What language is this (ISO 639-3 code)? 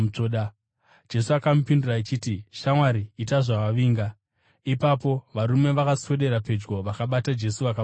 sna